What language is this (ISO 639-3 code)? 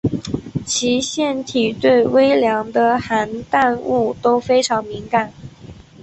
zho